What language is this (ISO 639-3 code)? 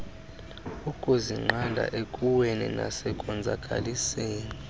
xho